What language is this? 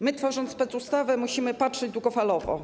Polish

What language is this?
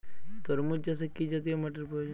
Bangla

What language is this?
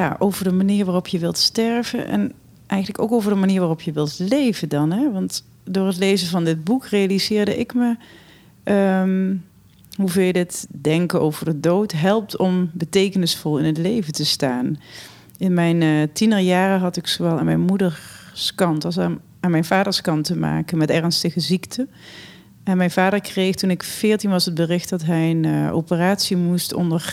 Dutch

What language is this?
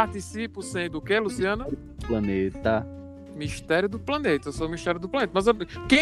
Portuguese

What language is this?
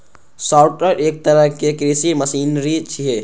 Maithili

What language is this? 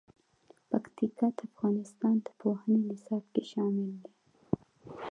Pashto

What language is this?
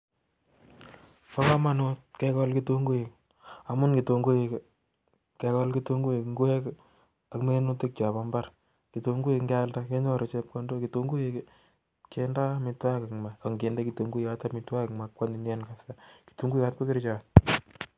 Kalenjin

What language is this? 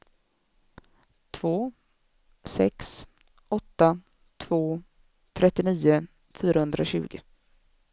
Swedish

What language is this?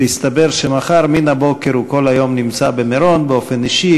Hebrew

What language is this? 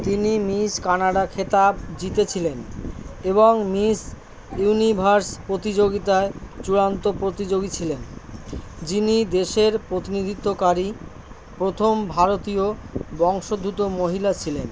Bangla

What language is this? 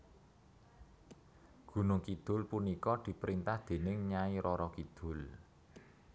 Javanese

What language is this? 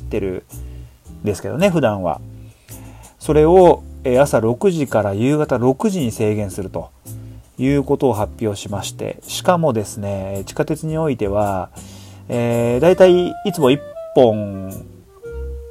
Japanese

